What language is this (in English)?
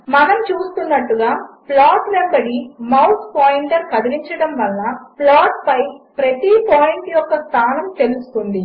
Telugu